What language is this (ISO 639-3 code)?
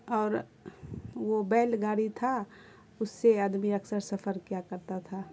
urd